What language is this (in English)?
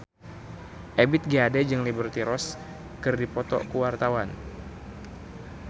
Sundanese